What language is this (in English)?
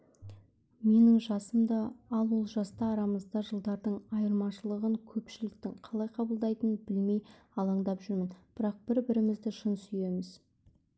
Kazakh